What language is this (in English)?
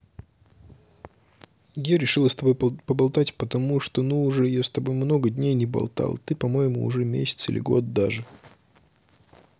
Russian